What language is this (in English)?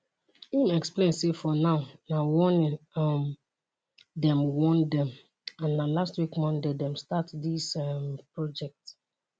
Nigerian Pidgin